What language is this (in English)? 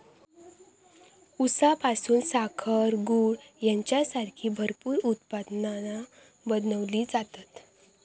Marathi